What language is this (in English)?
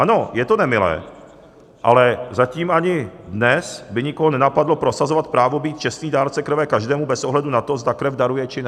Czech